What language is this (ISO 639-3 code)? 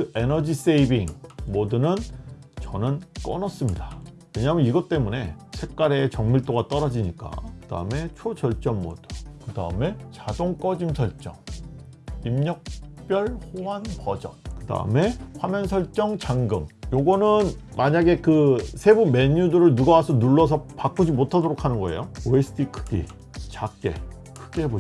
kor